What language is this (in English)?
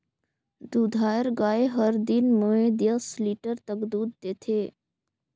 Chhattisgarhi